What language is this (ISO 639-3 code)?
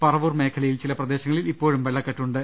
mal